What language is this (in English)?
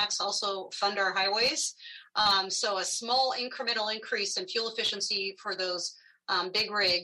English